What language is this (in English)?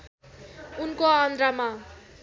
Nepali